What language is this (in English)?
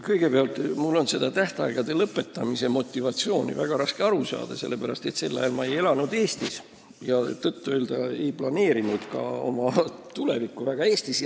Estonian